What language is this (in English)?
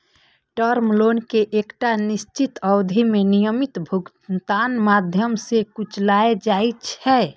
Maithili